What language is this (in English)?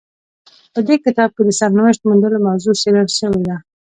Pashto